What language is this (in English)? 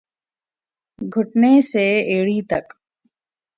Urdu